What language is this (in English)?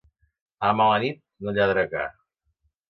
Catalan